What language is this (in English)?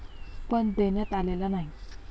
Marathi